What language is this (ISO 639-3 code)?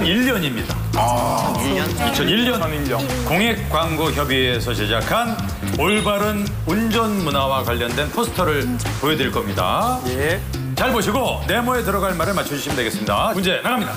kor